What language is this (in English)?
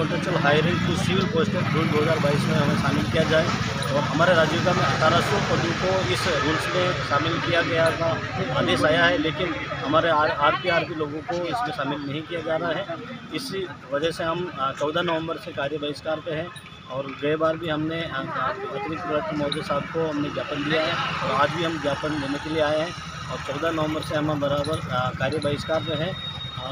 Hindi